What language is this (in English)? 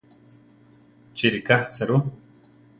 Central Tarahumara